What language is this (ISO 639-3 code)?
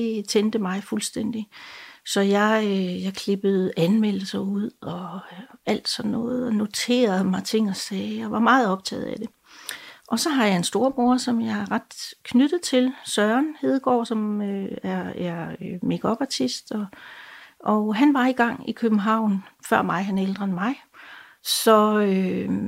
dan